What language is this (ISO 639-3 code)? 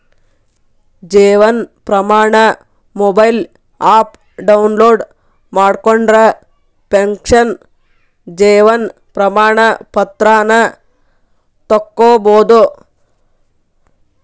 kan